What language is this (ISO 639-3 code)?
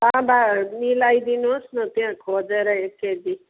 nep